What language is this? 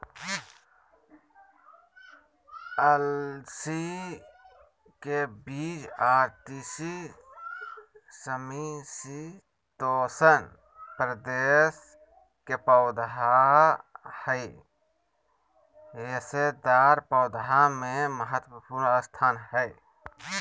Magahi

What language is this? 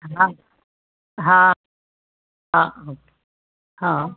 Sindhi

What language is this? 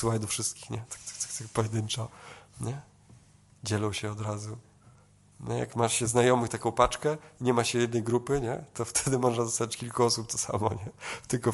Polish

